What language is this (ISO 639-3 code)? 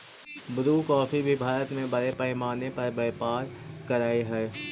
mag